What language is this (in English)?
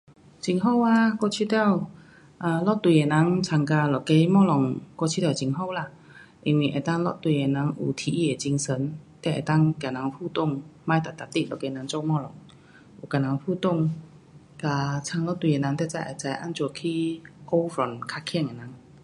Pu-Xian Chinese